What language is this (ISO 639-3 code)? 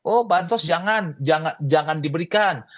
ind